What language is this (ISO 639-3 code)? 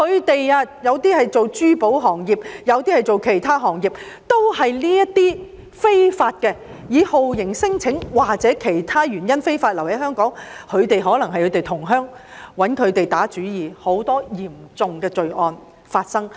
yue